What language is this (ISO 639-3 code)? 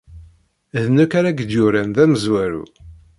kab